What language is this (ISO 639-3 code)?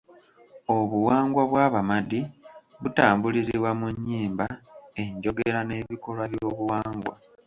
lug